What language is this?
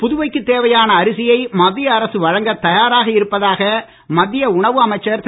Tamil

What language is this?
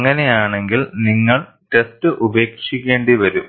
Malayalam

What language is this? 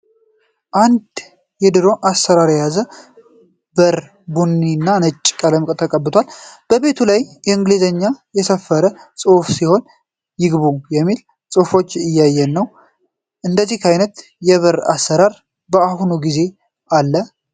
Amharic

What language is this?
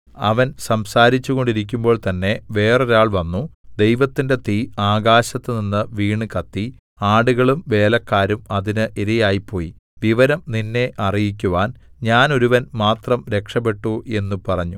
Malayalam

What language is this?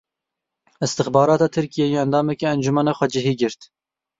Kurdish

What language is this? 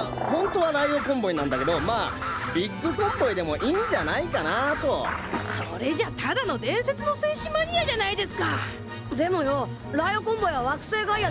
Japanese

